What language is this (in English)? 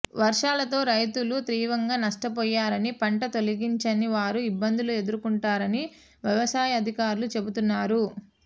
Telugu